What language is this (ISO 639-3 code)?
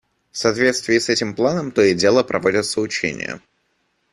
rus